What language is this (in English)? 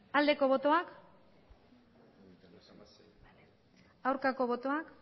Basque